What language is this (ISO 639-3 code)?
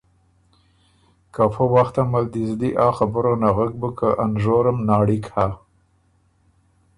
oru